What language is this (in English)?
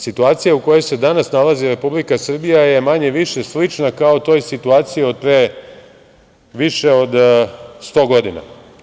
Serbian